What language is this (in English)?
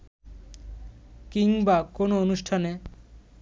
Bangla